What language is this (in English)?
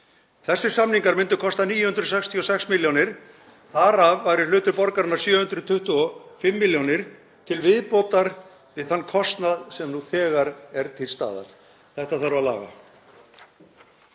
Icelandic